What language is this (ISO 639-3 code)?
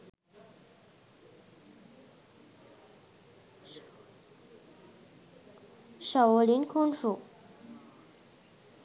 sin